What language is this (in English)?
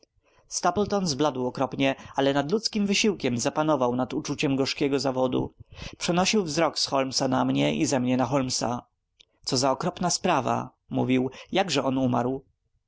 Polish